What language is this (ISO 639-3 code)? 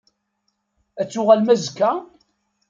kab